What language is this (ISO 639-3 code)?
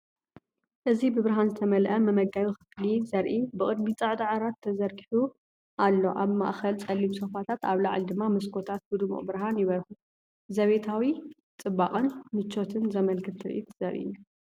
tir